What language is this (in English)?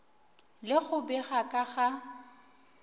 Northern Sotho